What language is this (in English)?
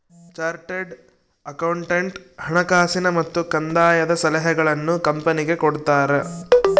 Kannada